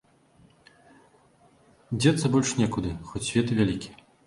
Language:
Belarusian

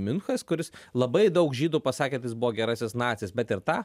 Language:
Lithuanian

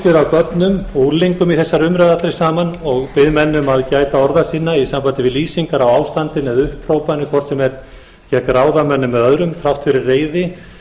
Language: Icelandic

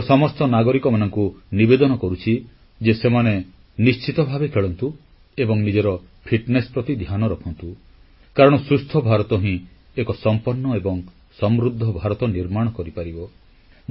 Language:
Odia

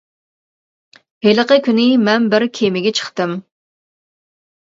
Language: Uyghur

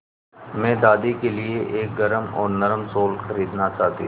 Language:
Hindi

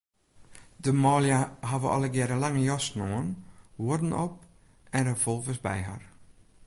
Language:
Western Frisian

